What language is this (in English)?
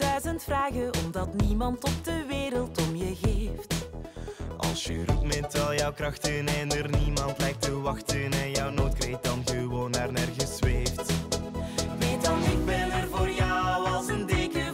Dutch